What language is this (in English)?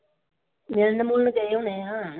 Punjabi